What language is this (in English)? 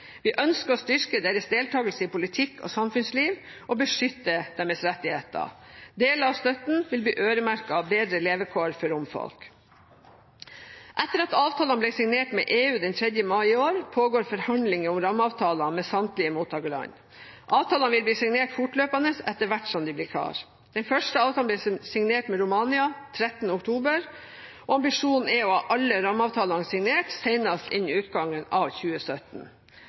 Norwegian Bokmål